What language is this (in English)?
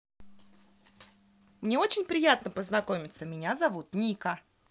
Russian